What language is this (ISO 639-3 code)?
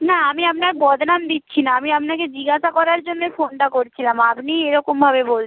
ben